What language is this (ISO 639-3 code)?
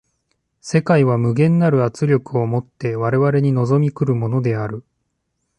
jpn